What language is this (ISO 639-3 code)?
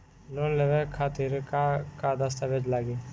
bho